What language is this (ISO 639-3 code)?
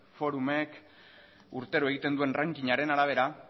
eus